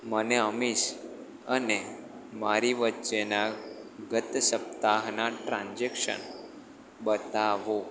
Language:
Gujarati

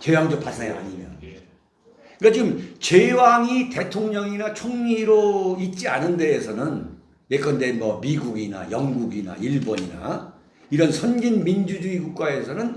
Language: Korean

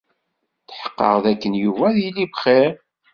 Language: Kabyle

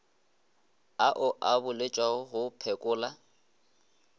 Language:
Northern Sotho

